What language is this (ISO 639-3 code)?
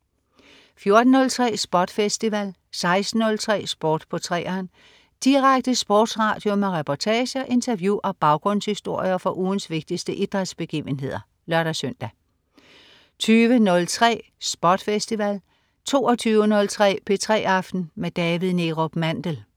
dan